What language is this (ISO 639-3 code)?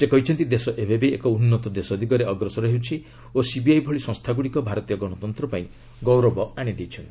ori